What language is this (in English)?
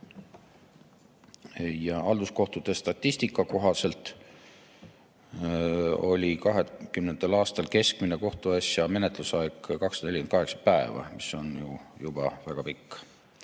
Estonian